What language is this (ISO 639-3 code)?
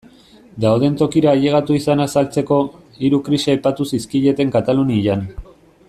eus